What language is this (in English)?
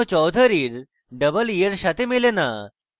Bangla